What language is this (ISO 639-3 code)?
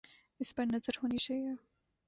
urd